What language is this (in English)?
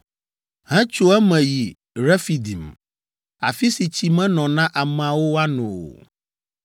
Ewe